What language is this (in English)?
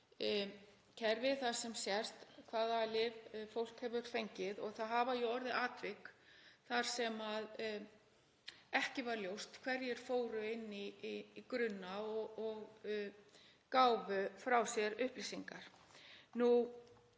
Icelandic